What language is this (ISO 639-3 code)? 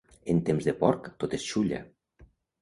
cat